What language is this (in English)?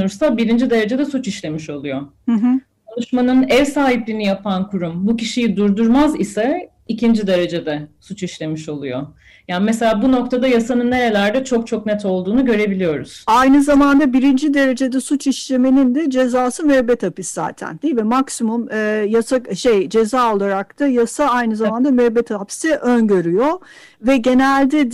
Turkish